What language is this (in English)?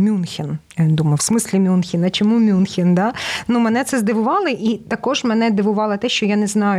Ukrainian